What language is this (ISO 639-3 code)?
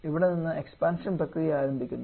mal